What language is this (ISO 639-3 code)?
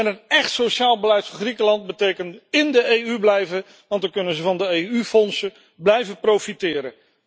nld